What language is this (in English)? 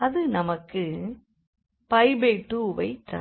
Tamil